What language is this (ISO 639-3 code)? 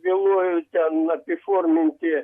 lit